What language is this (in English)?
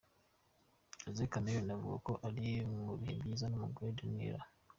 Kinyarwanda